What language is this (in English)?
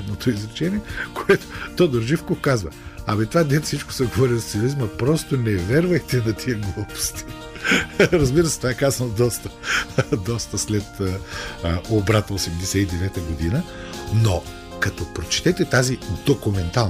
Bulgarian